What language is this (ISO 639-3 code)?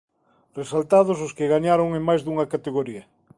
glg